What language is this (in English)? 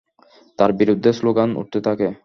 Bangla